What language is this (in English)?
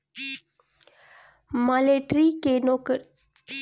Bhojpuri